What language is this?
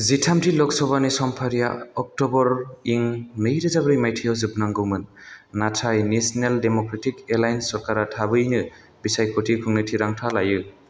Bodo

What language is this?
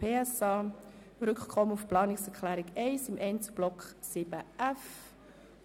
Swiss German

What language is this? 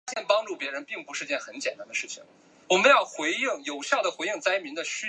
Chinese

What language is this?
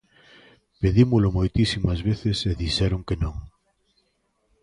Galician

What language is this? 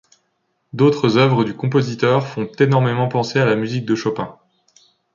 French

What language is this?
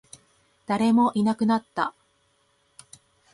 Japanese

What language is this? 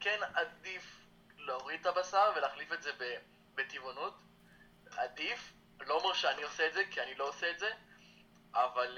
Hebrew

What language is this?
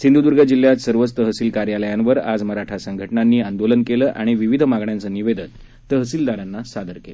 Marathi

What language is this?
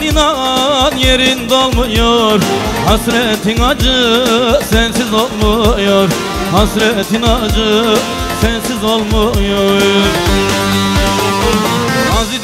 Arabic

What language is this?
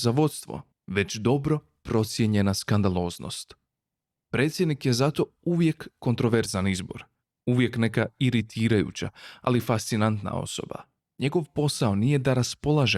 Croatian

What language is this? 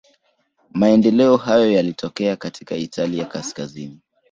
Swahili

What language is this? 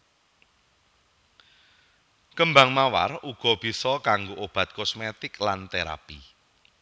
Javanese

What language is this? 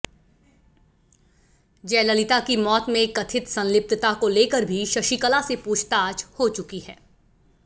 Hindi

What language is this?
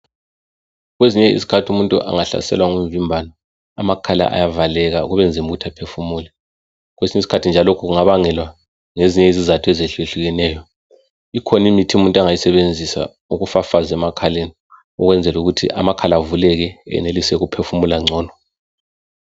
North Ndebele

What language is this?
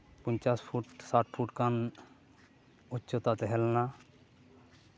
Santali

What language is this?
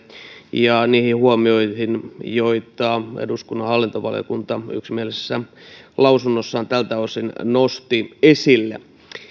Finnish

